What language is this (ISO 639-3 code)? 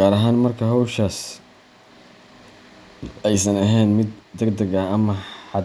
som